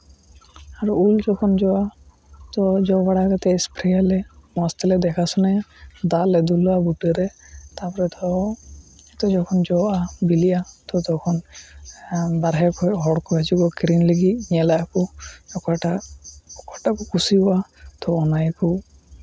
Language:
Santali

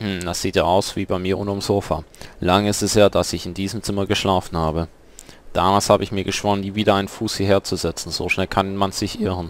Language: German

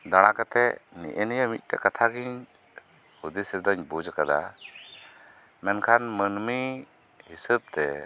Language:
Santali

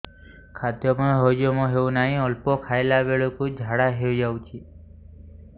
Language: Odia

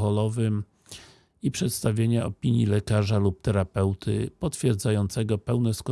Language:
Polish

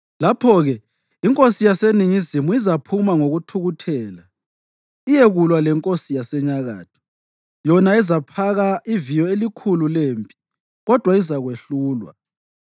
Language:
North Ndebele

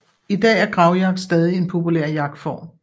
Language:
Danish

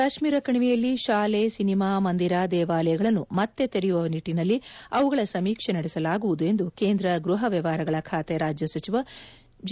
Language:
Kannada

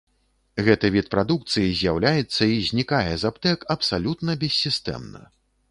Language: Belarusian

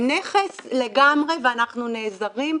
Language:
Hebrew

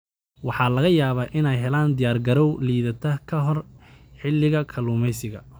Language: Somali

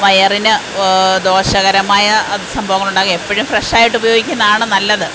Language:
Malayalam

